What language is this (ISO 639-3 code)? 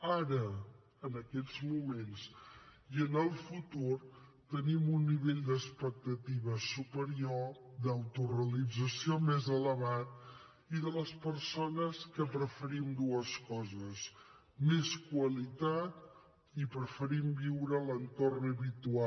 cat